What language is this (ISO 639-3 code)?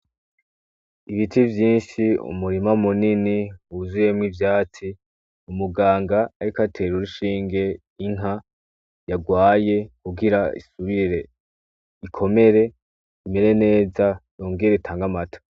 run